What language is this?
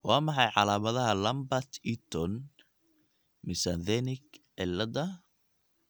Somali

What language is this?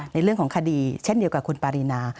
Thai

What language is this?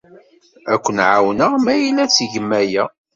Kabyle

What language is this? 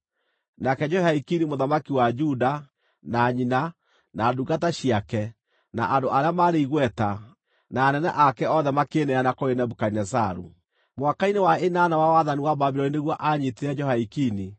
Kikuyu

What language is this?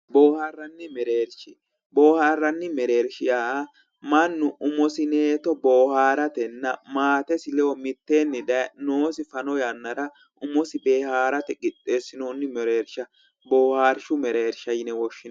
Sidamo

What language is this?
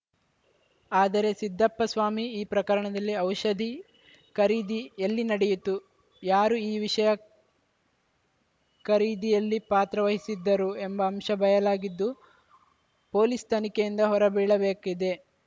Kannada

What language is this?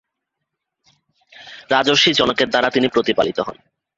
Bangla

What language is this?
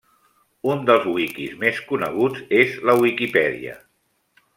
Catalan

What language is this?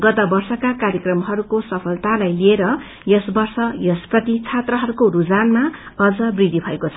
Nepali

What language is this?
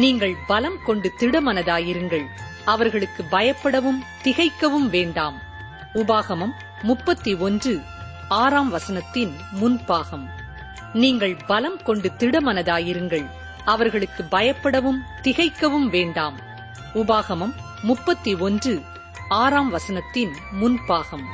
Tamil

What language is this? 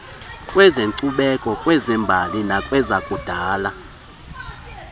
Xhosa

